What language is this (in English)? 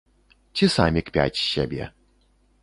Belarusian